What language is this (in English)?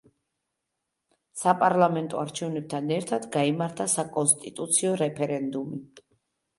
Georgian